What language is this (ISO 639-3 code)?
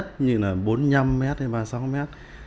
vie